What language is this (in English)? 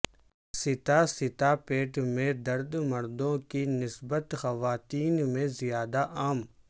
Urdu